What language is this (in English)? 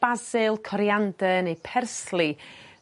Welsh